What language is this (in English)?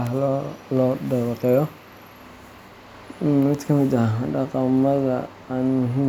Somali